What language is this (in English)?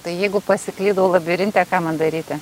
Lithuanian